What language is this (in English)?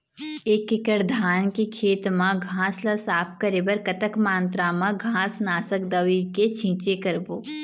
Chhattisgarhi